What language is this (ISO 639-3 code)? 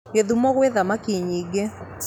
kik